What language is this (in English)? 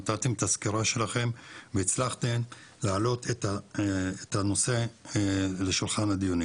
Hebrew